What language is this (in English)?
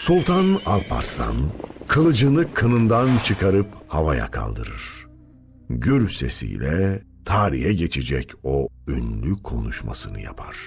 Turkish